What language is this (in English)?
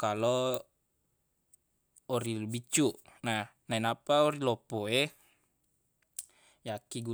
Buginese